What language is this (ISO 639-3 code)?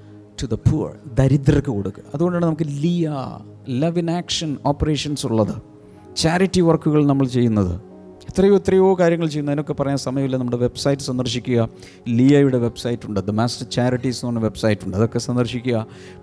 mal